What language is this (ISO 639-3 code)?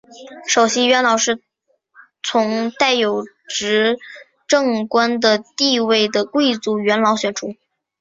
zho